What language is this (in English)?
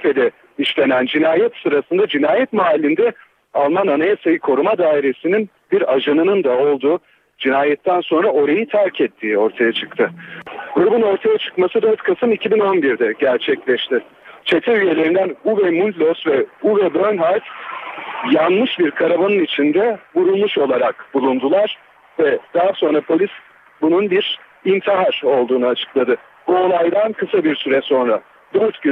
Turkish